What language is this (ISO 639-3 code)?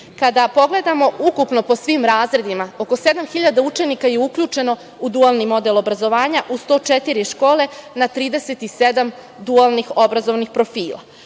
srp